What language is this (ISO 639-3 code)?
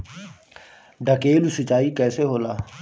bho